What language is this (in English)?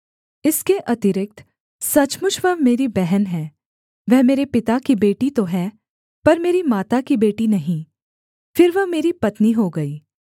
Hindi